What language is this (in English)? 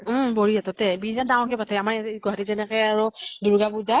Assamese